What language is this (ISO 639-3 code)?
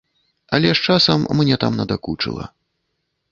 bel